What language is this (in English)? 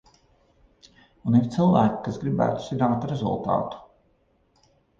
Latvian